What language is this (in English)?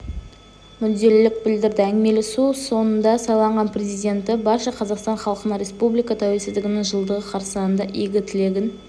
Kazakh